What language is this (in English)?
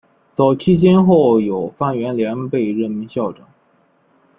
Chinese